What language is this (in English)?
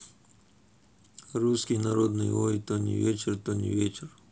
Russian